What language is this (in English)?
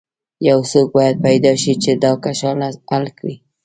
Pashto